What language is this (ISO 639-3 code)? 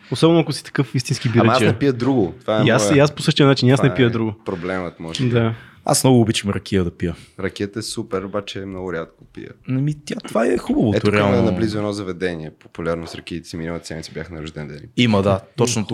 bul